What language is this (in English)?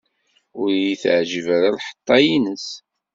Kabyle